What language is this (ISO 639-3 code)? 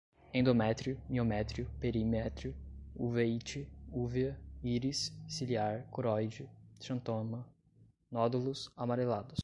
por